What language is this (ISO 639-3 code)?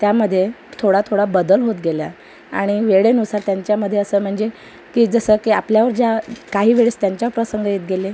mar